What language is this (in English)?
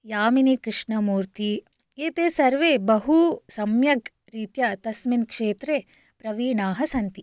Sanskrit